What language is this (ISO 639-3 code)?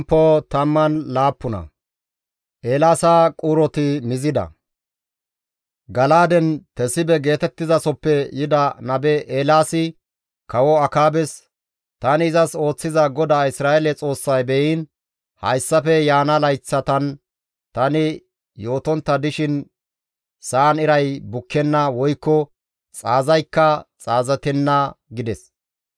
gmv